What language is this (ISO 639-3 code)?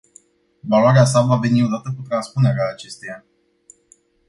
ron